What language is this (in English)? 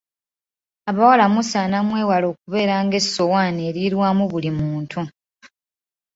Ganda